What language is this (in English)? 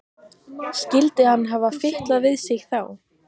Icelandic